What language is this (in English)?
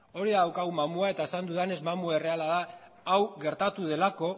Basque